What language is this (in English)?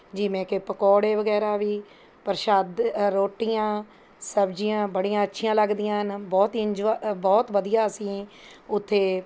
Punjabi